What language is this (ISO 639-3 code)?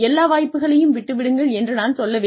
tam